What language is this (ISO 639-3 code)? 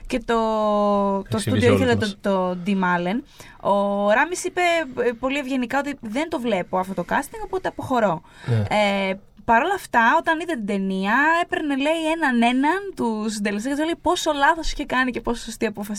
ell